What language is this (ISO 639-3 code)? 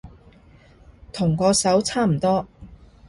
yue